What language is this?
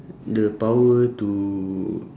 English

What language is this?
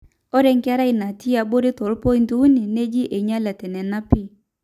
Masai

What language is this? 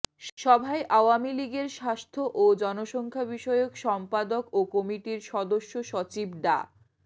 Bangla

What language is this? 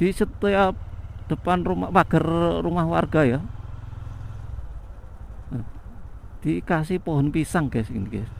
Indonesian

